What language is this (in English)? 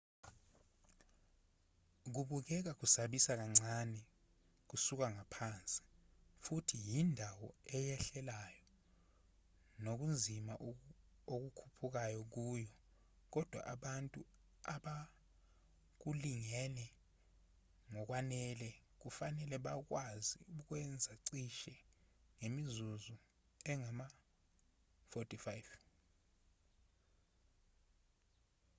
Zulu